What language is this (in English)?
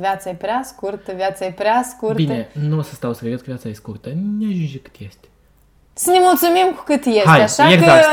Romanian